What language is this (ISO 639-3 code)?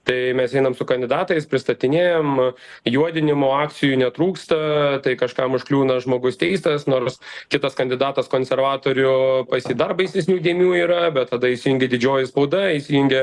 lit